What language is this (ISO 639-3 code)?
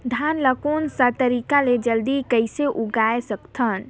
hne